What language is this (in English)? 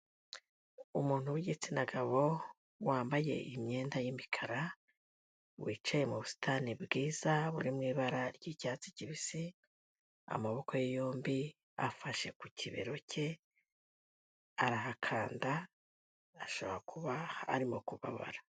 Kinyarwanda